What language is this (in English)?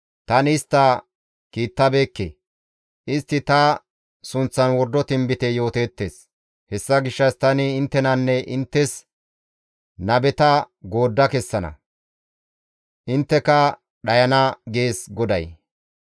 Gamo